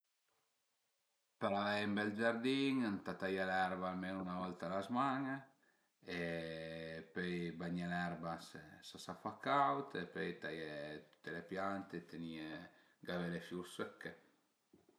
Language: Piedmontese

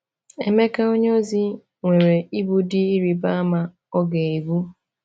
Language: Igbo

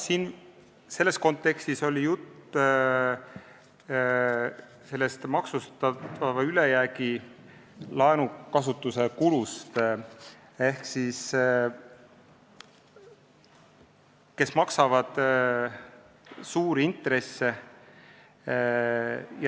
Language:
Estonian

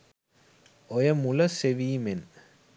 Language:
Sinhala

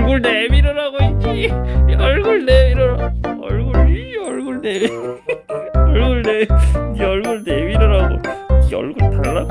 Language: Korean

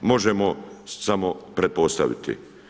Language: Croatian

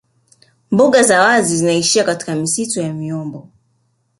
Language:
Swahili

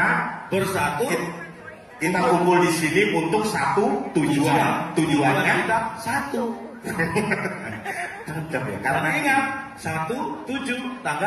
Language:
Indonesian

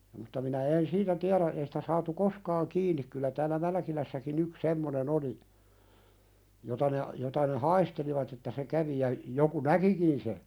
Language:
Finnish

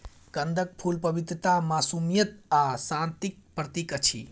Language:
Maithili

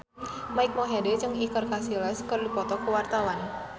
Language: Sundanese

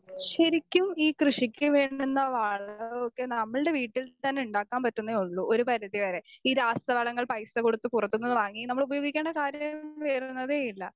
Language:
Malayalam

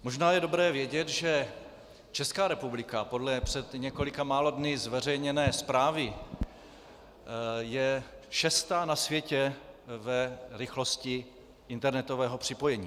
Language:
Czech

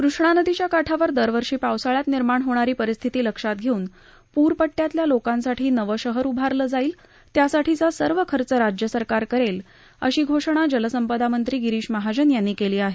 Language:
Marathi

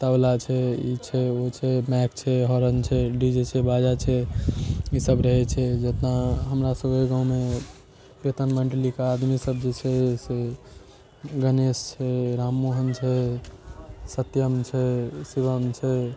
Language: Maithili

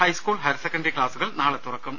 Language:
Malayalam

